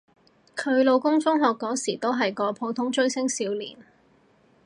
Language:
Cantonese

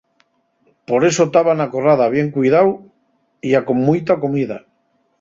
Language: Asturian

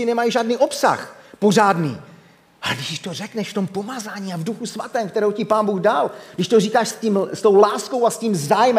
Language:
Czech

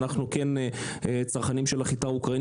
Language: Hebrew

